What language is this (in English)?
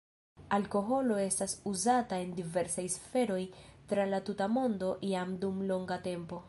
Esperanto